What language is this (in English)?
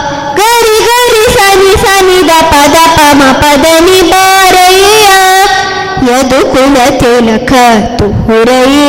Kannada